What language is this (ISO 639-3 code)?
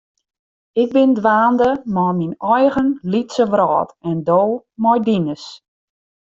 fry